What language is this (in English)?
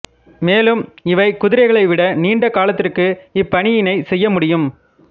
Tamil